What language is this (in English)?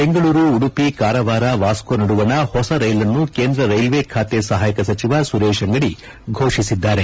Kannada